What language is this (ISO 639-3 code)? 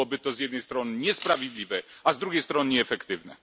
pol